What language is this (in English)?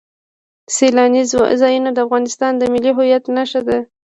Pashto